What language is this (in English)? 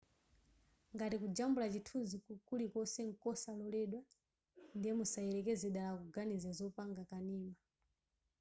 Nyanja